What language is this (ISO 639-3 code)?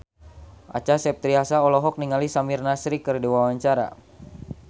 sun